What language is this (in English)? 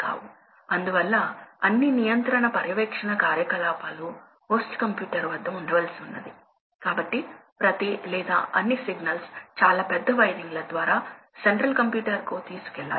Telugu